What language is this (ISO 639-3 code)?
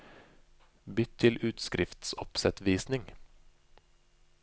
nor